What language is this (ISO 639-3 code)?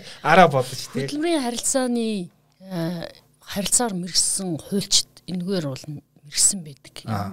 rus